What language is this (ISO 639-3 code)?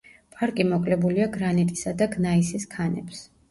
kat